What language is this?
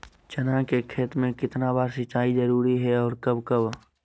Magahi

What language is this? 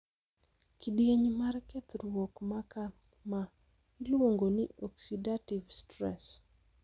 Luo (Kenya and Tanzania)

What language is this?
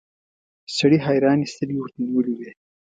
Pashto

